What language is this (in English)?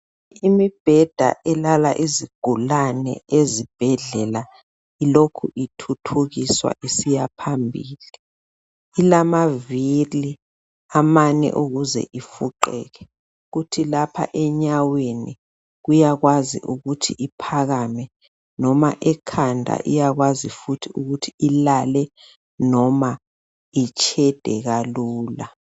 North Ndebele